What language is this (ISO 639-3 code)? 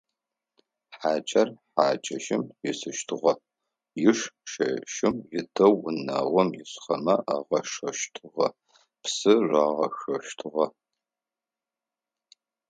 ady